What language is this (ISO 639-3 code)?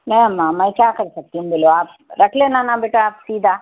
urd